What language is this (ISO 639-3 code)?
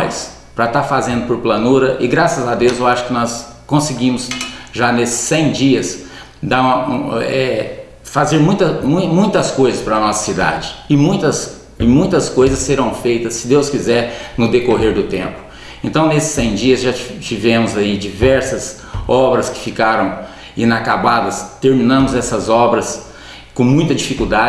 por